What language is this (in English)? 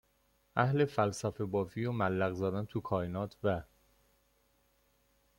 Persian